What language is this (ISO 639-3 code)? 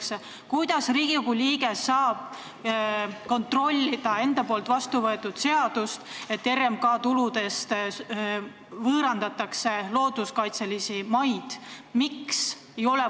est